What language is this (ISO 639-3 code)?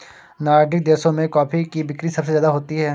hin